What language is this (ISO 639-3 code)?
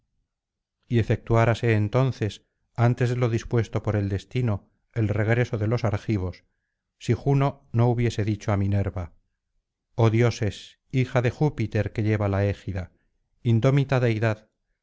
spa